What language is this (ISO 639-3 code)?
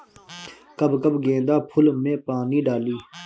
bho